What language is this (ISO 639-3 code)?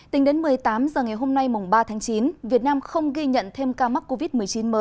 vie